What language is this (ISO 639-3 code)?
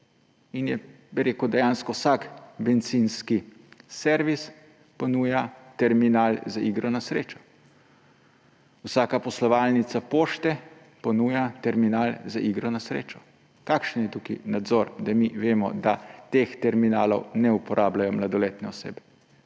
slv